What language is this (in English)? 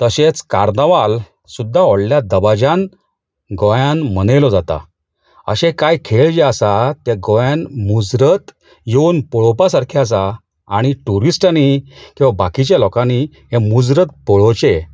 Konkani